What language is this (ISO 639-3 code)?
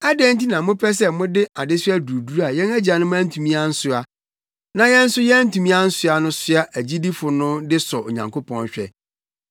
aka